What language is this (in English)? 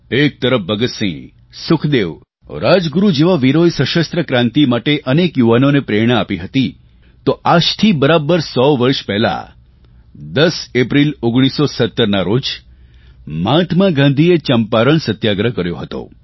Gujarati